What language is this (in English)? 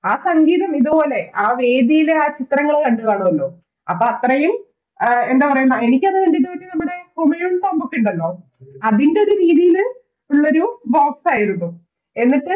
Malayalam